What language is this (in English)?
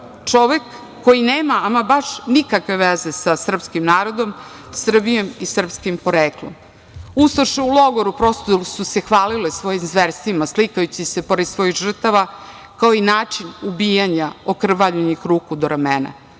Serbian